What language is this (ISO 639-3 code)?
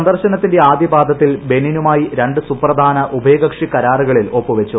mal